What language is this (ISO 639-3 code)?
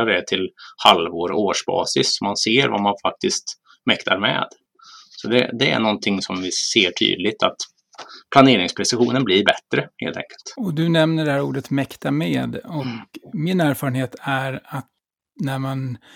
swe